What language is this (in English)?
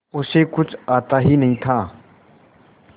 Hindi